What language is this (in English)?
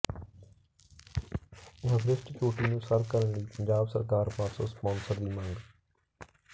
Punjabi